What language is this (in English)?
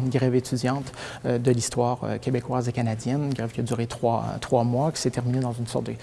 French